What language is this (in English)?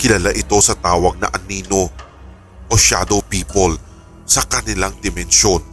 Filipino